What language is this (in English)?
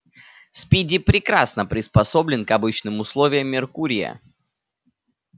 Russian